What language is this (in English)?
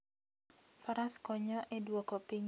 Luo (Kenya and Tanzania)